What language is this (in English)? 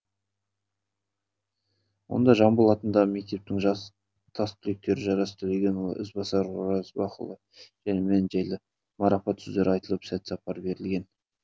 Kazakh